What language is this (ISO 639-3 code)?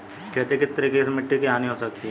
hin